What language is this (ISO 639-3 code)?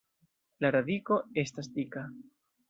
epo